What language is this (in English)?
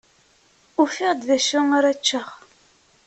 Kabyle